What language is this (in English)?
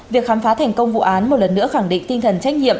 Vietnamese